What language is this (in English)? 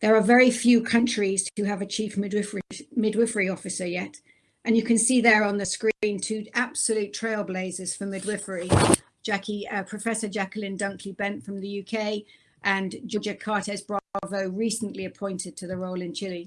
English